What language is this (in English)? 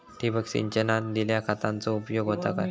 Marathi